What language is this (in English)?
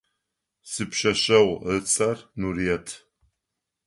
Adyghe